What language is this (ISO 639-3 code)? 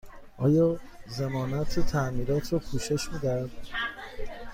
fas